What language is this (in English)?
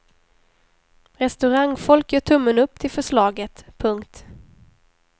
Swedish